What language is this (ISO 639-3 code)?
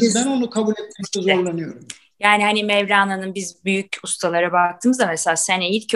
tur